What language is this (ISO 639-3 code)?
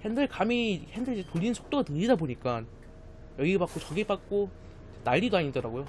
kor